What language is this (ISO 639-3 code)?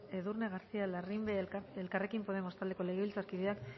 eus